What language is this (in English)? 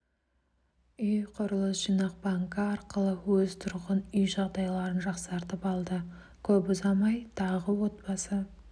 Kazakh